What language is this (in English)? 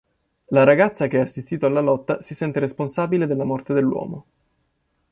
Italian